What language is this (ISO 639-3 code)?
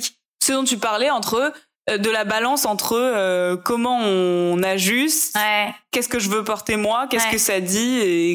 fra